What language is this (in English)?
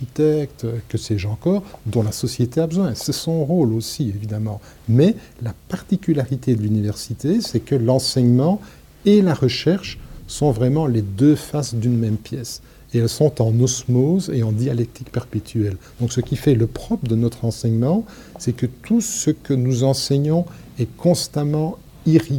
French